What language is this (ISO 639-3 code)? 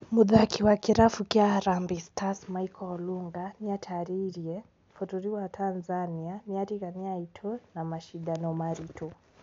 kik